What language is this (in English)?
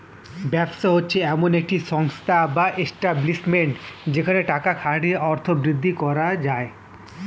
Bangla